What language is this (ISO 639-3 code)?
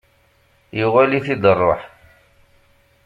kab